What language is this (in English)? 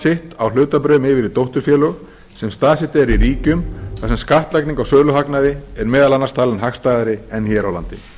Icelandic